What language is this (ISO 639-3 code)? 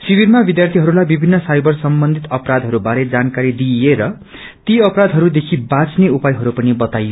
nep